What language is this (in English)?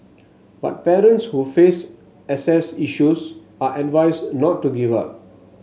English